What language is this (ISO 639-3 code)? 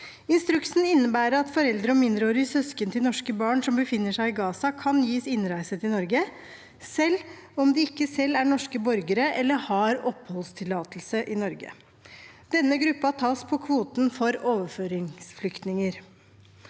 nor